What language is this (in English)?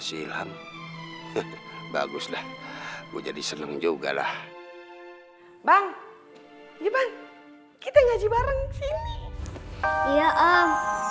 Indonesian